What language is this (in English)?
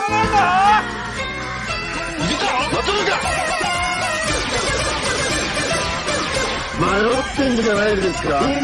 Japanese